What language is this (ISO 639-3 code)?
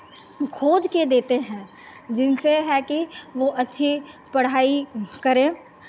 hin